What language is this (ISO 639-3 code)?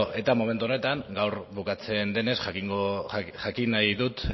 eus